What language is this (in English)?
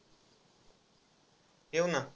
Marathi